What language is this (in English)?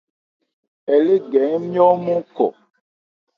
Ebrié